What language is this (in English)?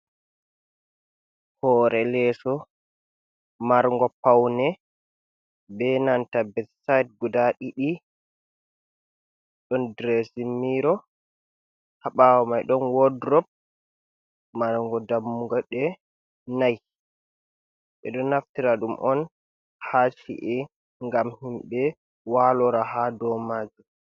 Fula